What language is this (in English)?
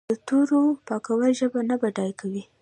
Pashto